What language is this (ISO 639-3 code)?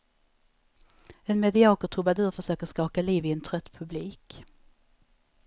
swe